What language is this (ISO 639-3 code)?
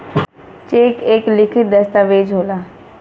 bho